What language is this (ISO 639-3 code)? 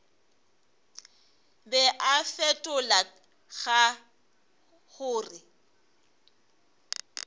nso